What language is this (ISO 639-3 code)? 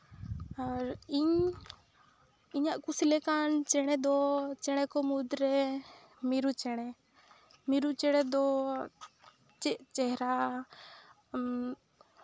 sat